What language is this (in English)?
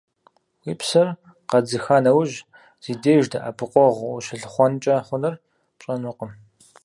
Kabardian